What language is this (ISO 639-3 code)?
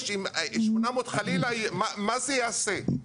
heb